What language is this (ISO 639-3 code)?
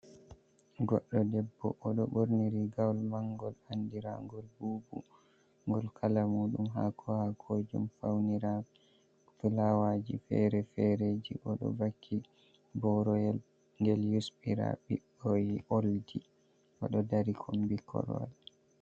ful